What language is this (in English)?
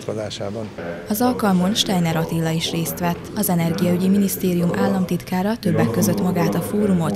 Hungarian